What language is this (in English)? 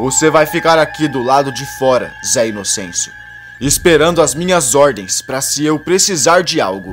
Portuguese